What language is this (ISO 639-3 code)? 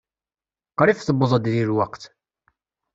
kab